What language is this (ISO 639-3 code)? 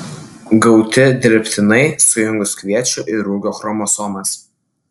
lit